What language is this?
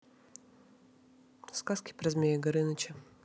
Russian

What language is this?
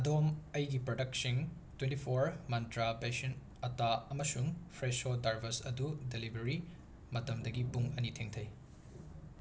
Manipuri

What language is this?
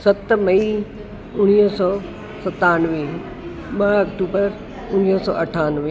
Sindhi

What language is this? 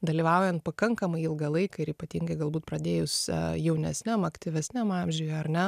Lithuanian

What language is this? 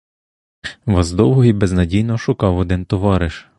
Ukrainian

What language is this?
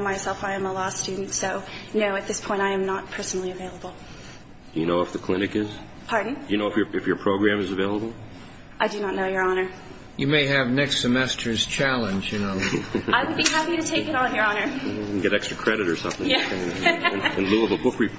English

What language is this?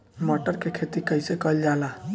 Bhojpuri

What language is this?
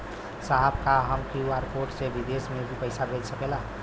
Bhojpuri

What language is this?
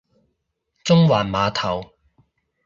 Cantonese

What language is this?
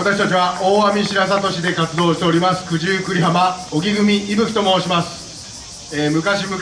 Japanese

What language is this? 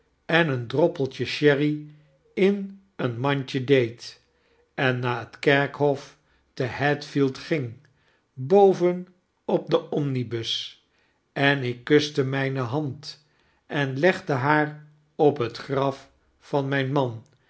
Dutch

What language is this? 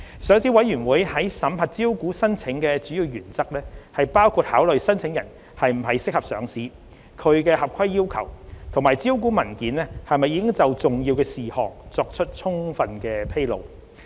Cantonese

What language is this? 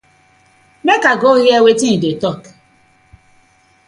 Nigerian Pidgin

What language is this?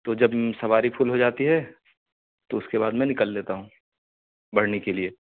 Urdu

